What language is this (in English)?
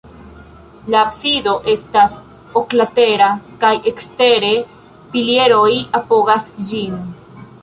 Esperanto